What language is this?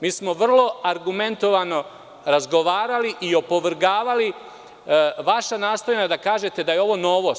Serbian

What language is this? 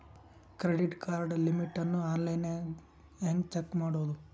Kannada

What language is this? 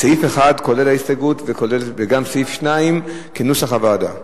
Hebrew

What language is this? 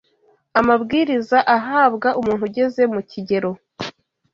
Kinyarwanda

